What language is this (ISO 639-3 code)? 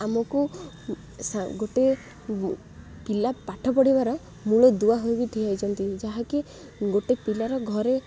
ori